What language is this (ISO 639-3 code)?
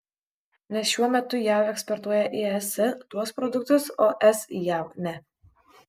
lit